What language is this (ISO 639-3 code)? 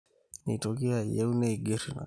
mas